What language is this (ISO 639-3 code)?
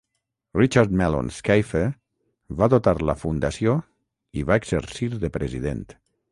cat